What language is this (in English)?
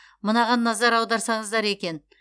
Kazakh